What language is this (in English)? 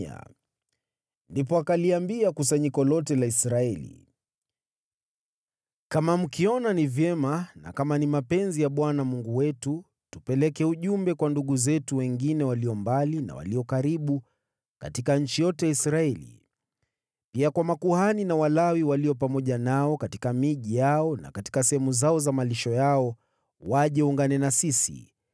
Swahili